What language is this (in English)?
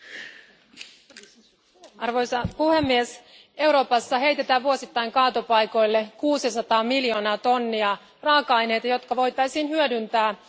Finnish